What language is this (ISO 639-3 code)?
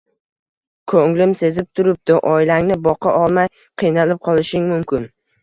uzb